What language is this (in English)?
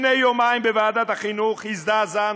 Hebrew